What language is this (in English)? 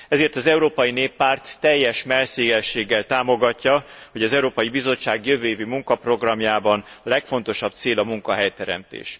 Hungarian